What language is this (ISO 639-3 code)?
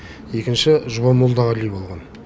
kaz